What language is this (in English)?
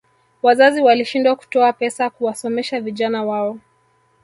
Swahili